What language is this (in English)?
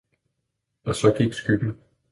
Danish